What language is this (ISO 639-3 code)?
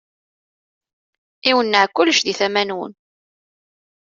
kab